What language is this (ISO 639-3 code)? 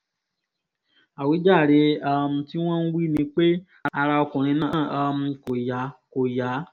yor